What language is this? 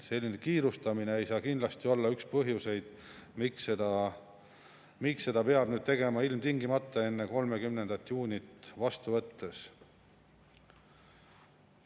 Estonian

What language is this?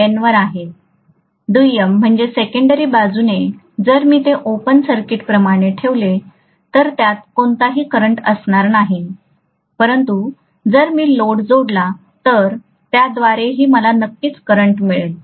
Marathi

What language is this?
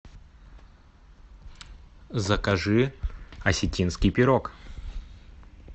Russian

